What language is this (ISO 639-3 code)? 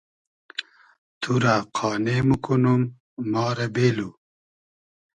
haz